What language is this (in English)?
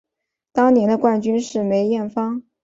Chinese